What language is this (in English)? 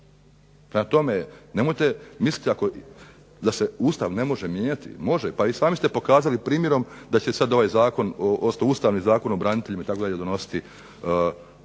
Croatian